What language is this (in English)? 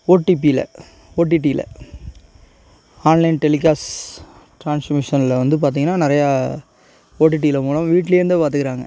Tamil